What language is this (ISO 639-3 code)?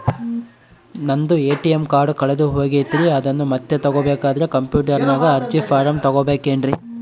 kan